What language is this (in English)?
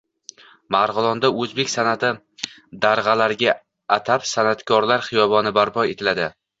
Uzbek